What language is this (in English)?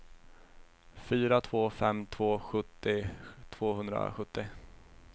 Swedish